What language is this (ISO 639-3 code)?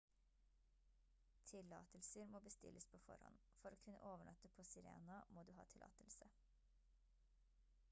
nob